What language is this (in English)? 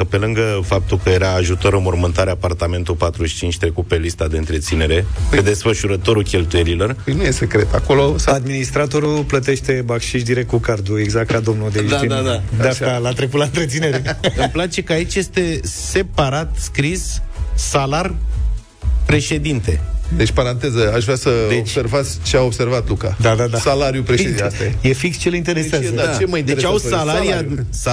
Romanian